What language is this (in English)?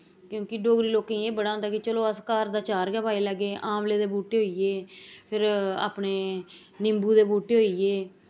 Dogri